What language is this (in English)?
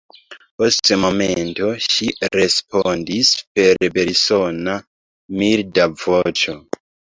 Esperanto